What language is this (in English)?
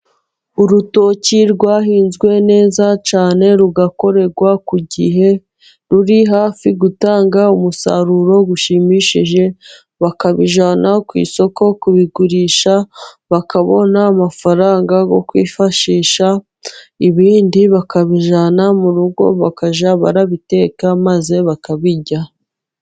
Kinyarwanda